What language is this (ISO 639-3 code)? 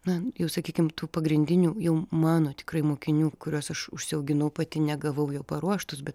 lit